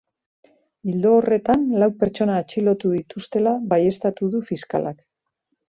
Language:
Basque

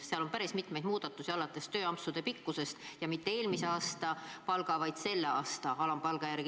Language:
Estonian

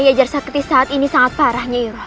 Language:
Indonesian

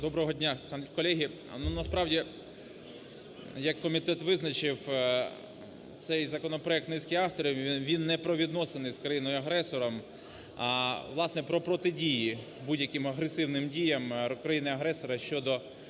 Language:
Ukrainian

